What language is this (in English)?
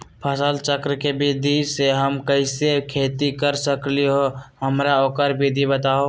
Magahi